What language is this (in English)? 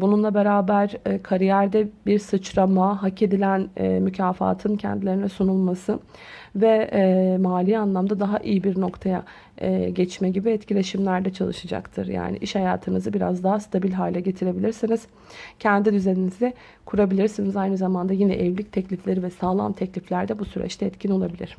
Turkish